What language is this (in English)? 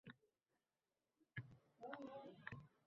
Uzbek